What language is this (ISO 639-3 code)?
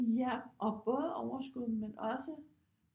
dan